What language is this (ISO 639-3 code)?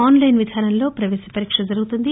tel